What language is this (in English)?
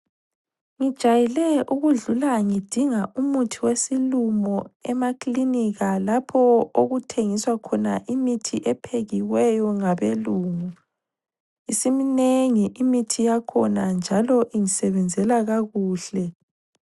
North Ndebele